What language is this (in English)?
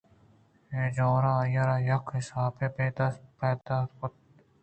Eastern Balochi